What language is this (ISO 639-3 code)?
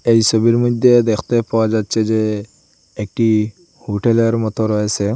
ben